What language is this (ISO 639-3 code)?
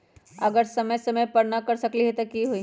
mag